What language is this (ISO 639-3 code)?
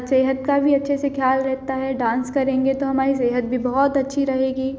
hin